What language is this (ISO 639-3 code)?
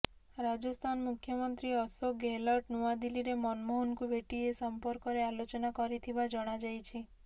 ori